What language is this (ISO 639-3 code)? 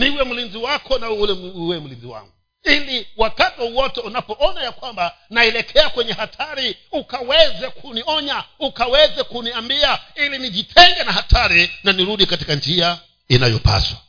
swa